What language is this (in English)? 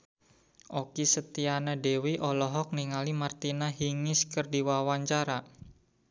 Sundanese